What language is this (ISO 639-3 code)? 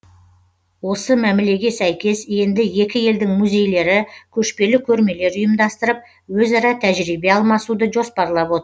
kaz